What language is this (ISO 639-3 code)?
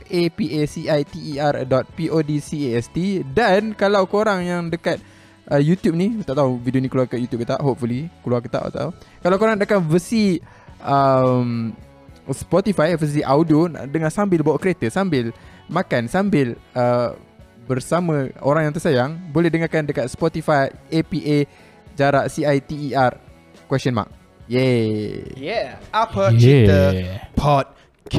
msa